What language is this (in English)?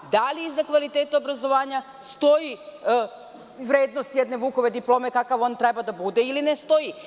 Serbian